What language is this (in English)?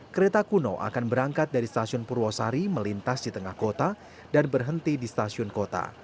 Indonesian